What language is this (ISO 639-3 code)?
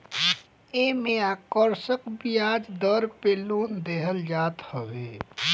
bho